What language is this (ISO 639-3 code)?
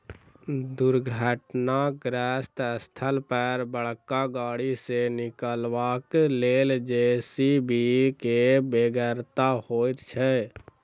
mai